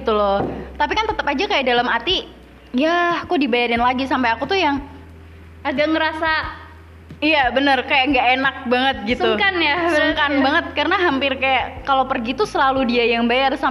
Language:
Indonesian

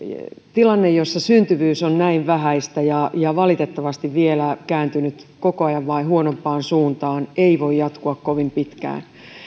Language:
Finnish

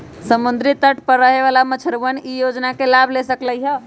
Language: Magahi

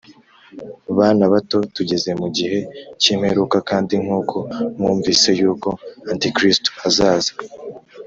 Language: Kinyarwanda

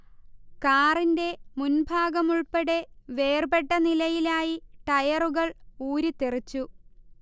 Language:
Malayalam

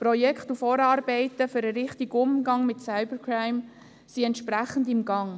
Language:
Swiss German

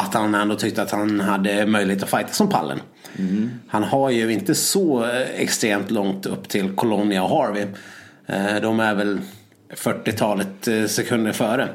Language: Swedish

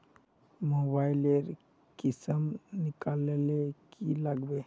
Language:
Magahi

